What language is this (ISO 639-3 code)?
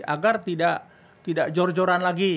ind